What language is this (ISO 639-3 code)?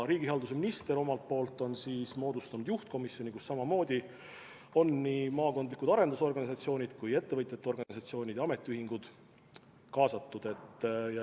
est